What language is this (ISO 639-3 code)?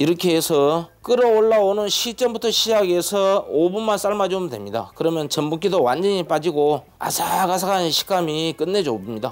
kor